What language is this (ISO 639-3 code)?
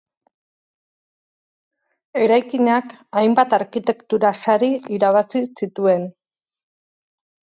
eus